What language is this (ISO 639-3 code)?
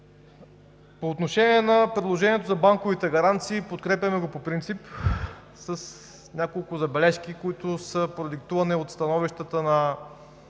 bul